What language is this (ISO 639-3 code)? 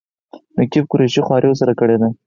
pus